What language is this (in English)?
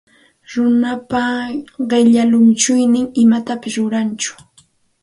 Santa Ana de Tusi Pasco Quechua